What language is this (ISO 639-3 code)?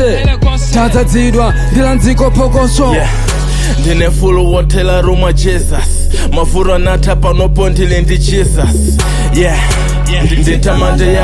ind